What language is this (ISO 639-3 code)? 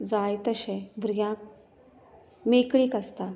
kok